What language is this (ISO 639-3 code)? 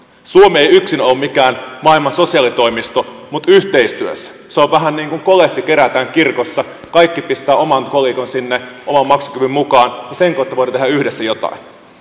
fin